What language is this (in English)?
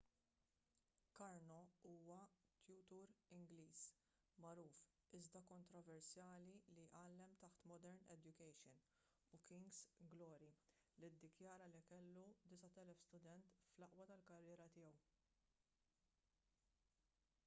Maltese